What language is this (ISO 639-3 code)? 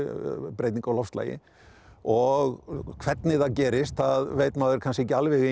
isl